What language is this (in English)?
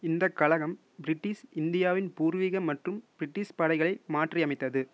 Tamil